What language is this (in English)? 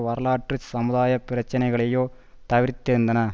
Tamil